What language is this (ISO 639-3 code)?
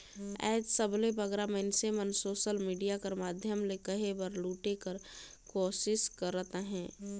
hne